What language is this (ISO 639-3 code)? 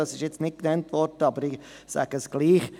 gsw